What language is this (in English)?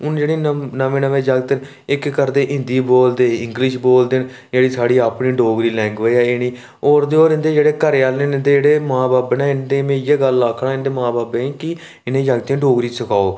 Dogri